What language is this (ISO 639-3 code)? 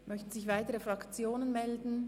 gsw